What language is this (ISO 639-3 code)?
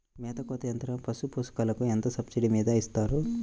tel